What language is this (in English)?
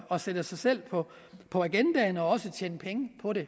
Danish